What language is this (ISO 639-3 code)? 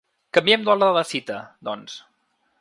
cat